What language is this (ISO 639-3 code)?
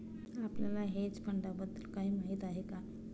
mar